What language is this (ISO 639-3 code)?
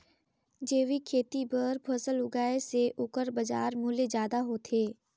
hne